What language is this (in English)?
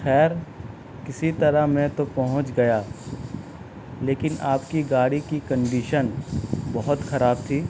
Urdu